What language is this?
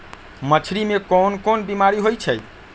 Magahi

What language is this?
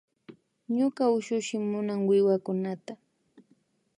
Imbabura Highland Quichua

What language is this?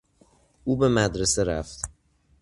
Persian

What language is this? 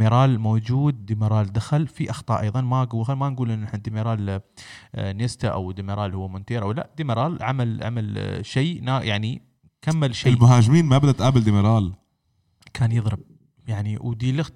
Arabic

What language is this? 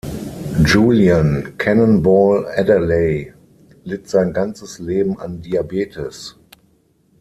German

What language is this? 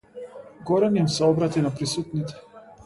Macedonian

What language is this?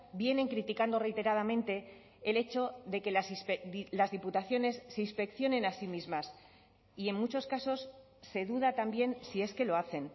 Spanish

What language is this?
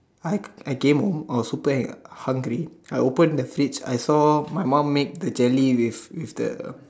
English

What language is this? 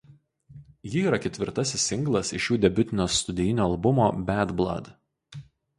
Lithuanian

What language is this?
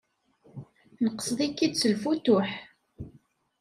Kabyle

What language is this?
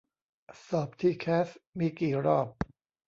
Thai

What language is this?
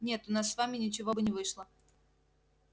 Russian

